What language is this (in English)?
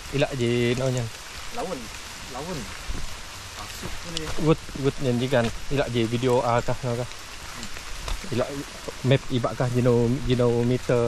Malay